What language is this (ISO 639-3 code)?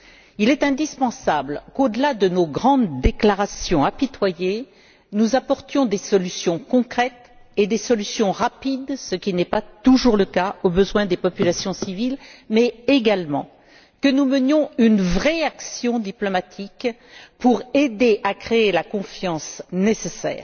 fra